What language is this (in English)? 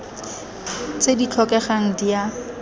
Tswana